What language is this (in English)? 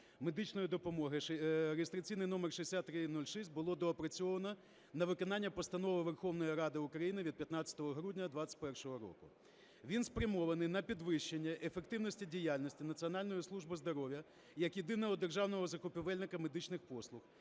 Ukrainian